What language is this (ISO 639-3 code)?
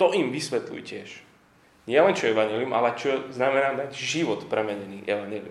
slk